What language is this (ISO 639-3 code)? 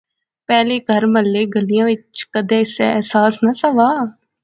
phr